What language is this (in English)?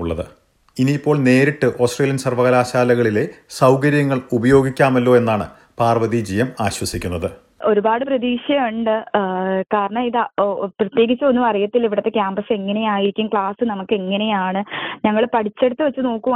Malayalam